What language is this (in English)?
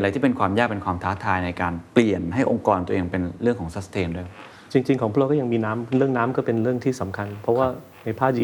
Thai